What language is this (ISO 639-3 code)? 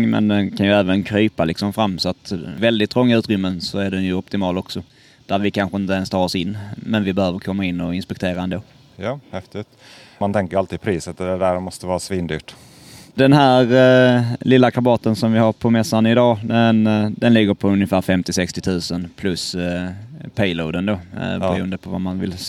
swe